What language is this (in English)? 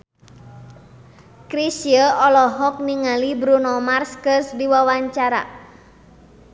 Sundanese